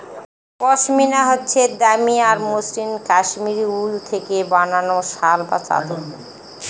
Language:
Bangla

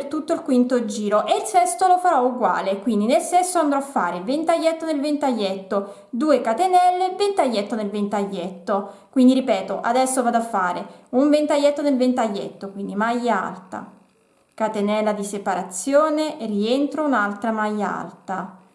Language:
Italian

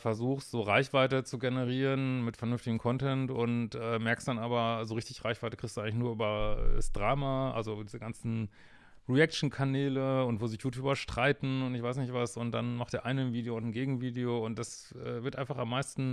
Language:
German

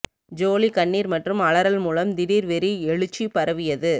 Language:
Tamil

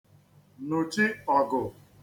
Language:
Igbo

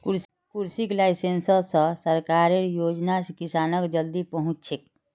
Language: Magahi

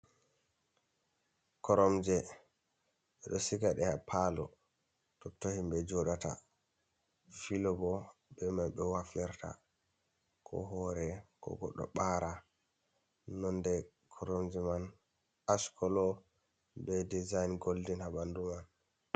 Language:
Fula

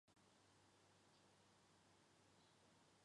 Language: Chinese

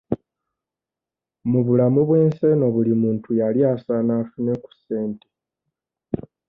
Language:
Ganda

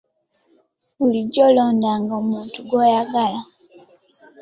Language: Ganda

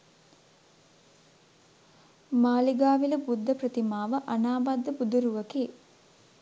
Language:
Sinhala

